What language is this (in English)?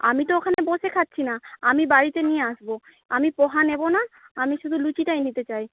Bangla